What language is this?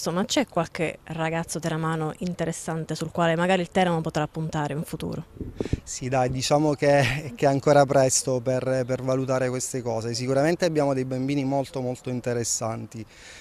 Italian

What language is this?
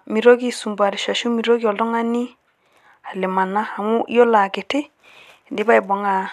Masai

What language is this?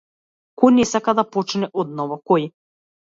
Macedonian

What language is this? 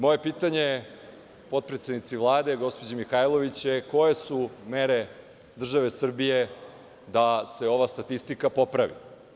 Serbian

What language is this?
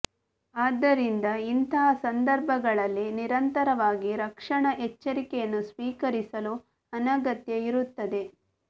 Kannada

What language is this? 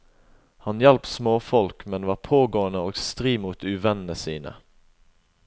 Norwegian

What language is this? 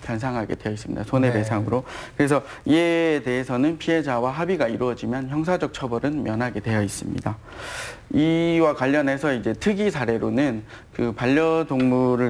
Korean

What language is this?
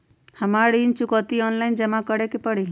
Magahi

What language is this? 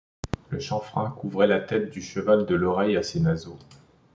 French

